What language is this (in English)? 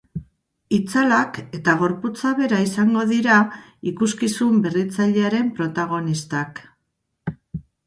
Basque